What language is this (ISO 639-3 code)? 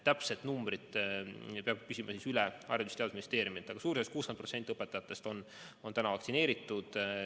est